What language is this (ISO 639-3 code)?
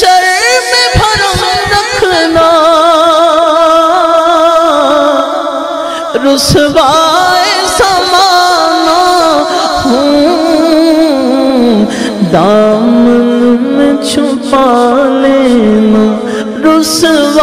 ara